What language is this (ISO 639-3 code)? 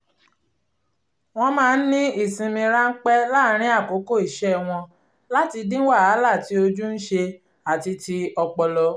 yor